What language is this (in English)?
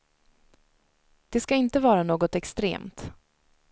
Swedish